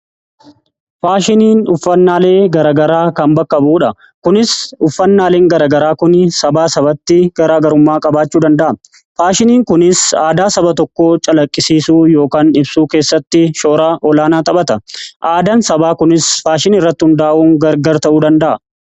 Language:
Oromo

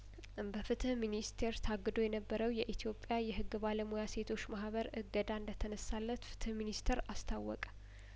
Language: Amharic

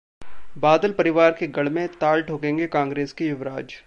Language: Hindi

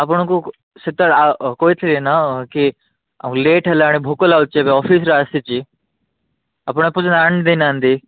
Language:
Odia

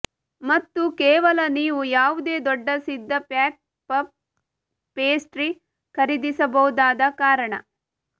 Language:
Kannada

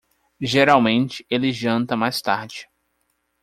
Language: Portuguese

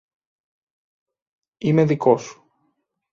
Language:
Greek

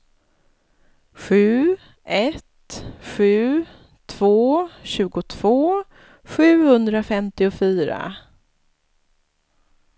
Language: Swedish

